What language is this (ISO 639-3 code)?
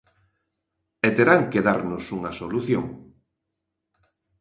glg